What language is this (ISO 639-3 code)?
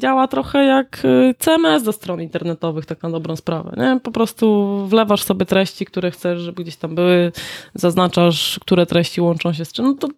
pol